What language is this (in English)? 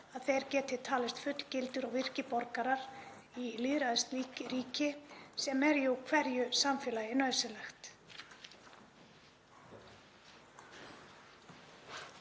Icelandic